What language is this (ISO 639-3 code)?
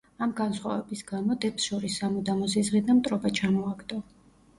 kat